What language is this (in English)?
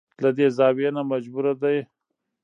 Pashto